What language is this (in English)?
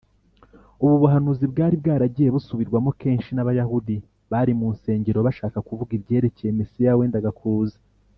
Kinyarwanda